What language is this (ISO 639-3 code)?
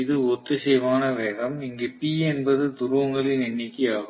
tam